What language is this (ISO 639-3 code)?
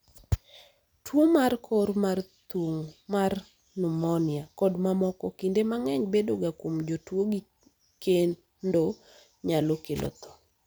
luo